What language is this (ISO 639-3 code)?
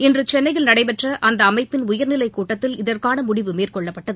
tam